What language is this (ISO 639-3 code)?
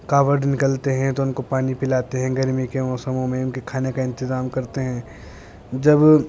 urd